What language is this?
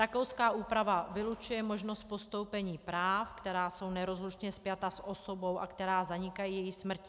Czech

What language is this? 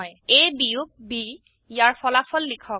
Assamese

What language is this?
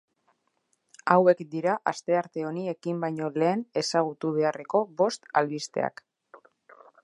Basque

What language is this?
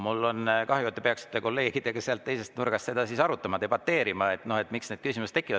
Estonian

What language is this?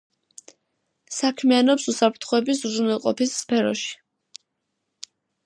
Georgian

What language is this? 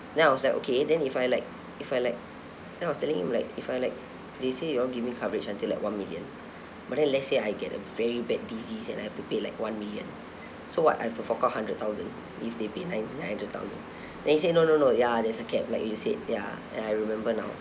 English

